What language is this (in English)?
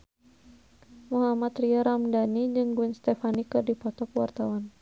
Sundanese